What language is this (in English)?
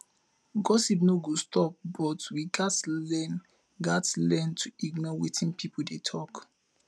Nigerian Pidgin